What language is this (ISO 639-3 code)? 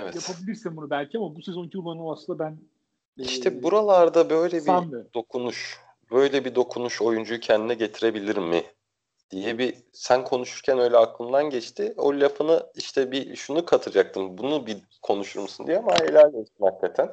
tur